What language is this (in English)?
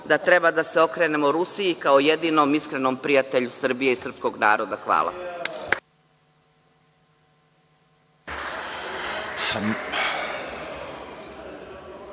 Serbian